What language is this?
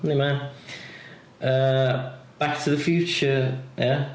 Welsh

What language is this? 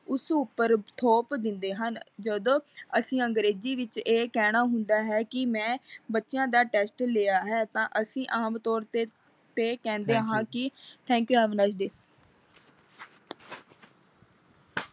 Punjabi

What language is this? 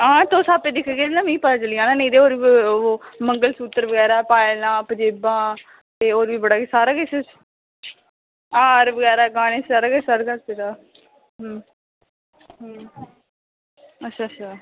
Dogri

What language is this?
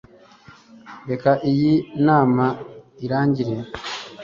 Kinyarwanda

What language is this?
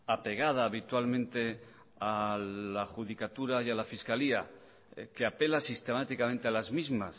Spanish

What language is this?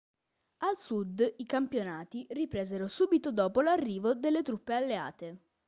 Italian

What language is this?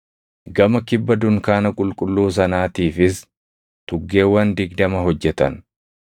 Oromo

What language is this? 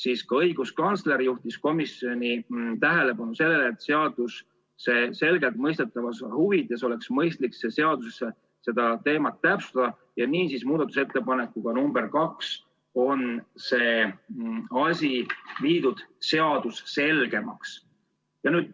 Estonian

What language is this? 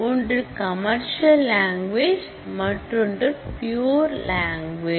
Tamil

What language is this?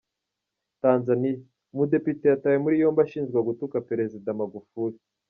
Kinyarwanda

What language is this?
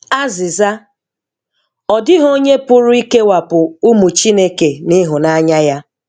Igbo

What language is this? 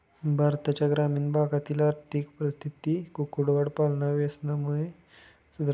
Marathi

